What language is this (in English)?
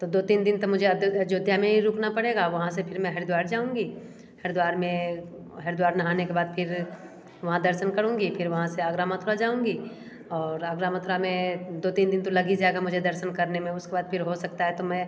Hindi